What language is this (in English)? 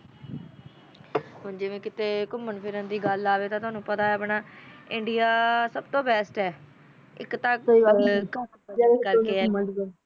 Punjabi